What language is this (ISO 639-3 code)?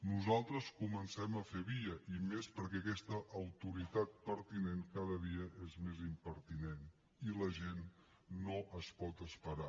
cat